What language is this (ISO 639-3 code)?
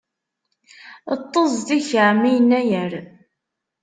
kab